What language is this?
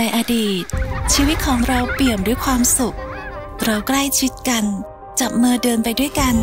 Thai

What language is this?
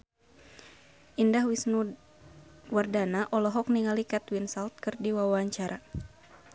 Sundanese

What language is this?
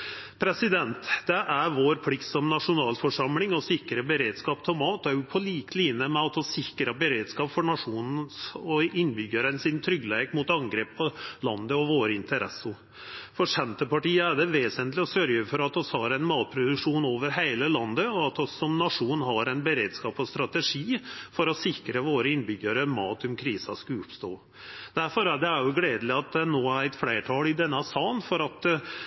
Norwegian Nynorsk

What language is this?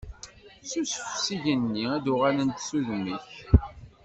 Kabyle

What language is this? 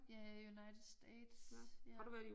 Danish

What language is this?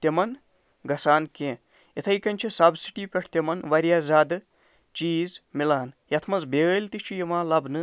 Kashmiri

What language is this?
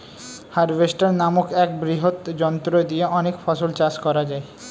Bangla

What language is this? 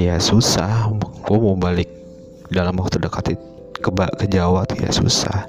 Indonesian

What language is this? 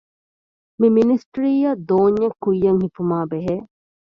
Divehi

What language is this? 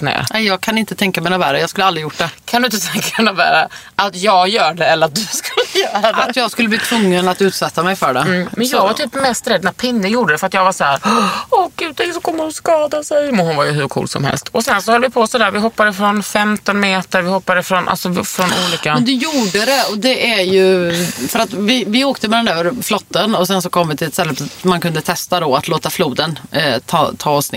Swedish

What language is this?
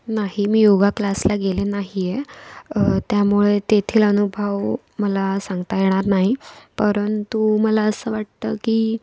Marathi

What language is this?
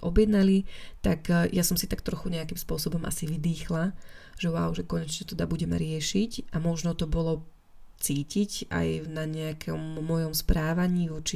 Slovak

